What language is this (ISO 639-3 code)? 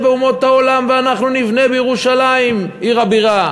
heb